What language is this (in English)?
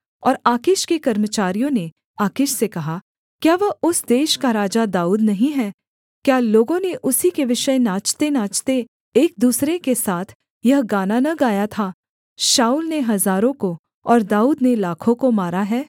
Hindi